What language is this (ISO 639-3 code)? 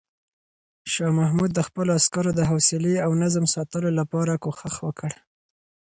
pus